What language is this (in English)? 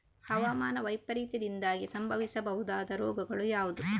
Kannada